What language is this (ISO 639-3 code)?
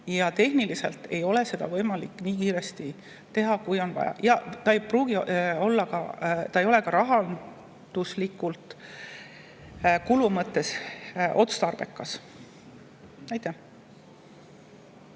est